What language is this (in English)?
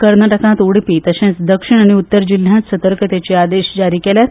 Konkani